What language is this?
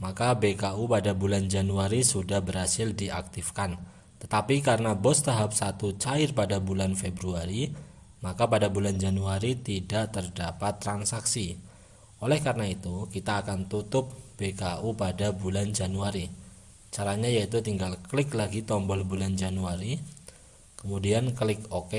Indonesian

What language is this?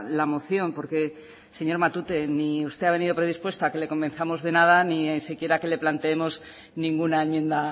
Spanish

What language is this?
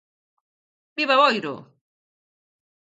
Galician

